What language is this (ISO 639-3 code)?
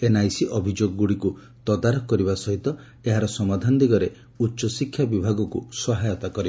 ori